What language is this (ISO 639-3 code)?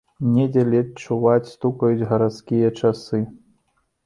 bel